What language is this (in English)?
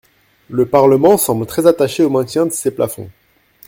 French